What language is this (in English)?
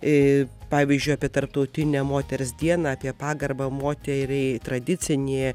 Lithuanian